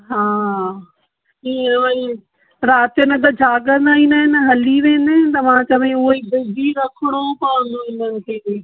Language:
Sindhi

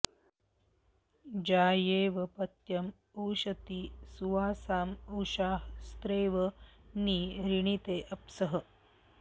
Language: Sanskrit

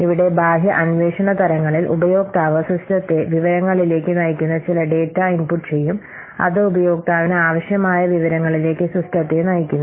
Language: Malayalam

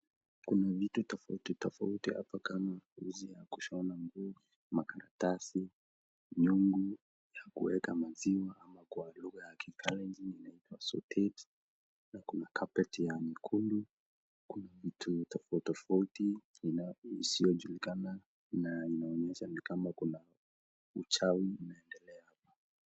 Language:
Swahili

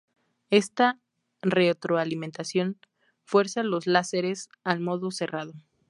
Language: Spanish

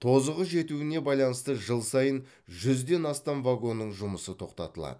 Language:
Kazakh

